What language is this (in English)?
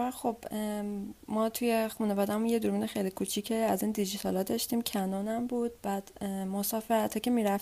Persian